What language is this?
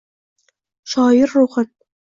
Uzbek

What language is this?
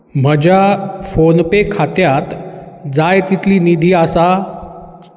Konkani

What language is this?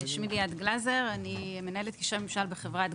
Hebrew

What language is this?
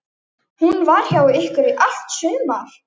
Icelandic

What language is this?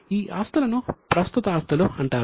Telugu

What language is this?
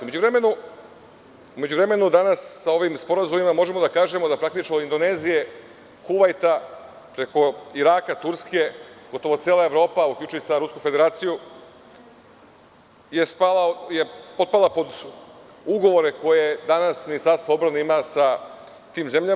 Serbian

